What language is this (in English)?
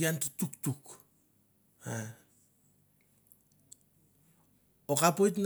Mandara